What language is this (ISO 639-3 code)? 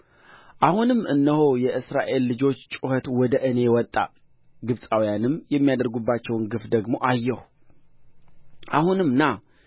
amh